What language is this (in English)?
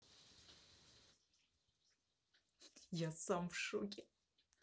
Russian